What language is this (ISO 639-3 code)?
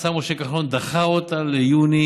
heb